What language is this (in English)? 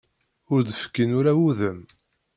Kabyle